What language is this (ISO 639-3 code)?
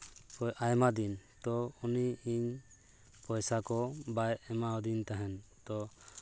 sat